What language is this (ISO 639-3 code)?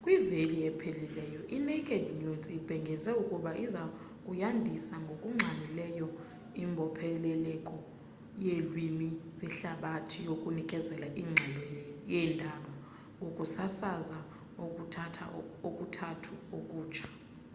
xho